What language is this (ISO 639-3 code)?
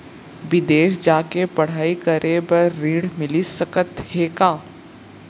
hne